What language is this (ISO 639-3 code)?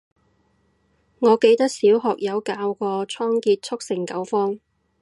yue